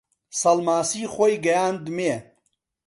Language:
Central Kurdish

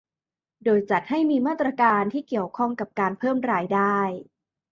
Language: Thai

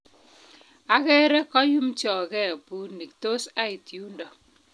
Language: Kalenjin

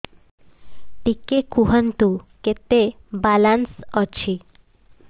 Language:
Odia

